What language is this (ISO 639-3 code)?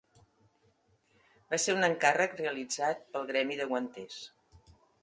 cat